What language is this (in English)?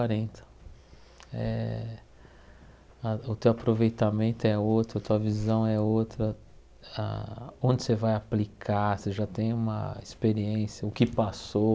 Portuguese